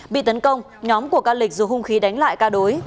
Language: Vietnamese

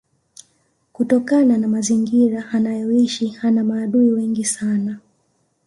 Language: Swahili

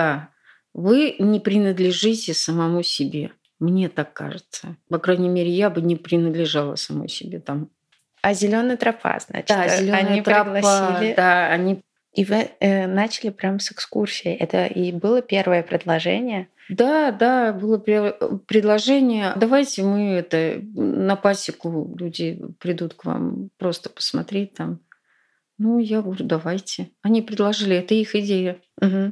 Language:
Russian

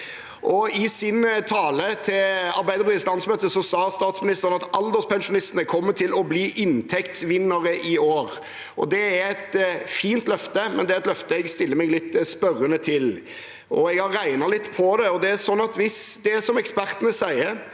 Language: Norwegian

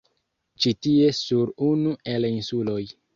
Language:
Esperanto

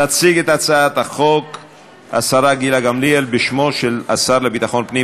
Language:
Hebrew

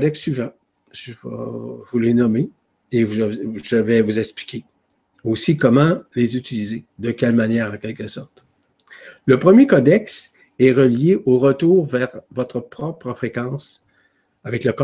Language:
French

